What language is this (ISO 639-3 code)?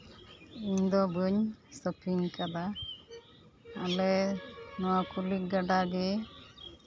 sat